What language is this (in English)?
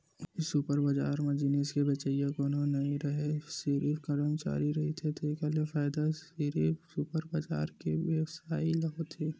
Chhattisgarhi